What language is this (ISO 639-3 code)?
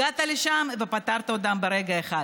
heb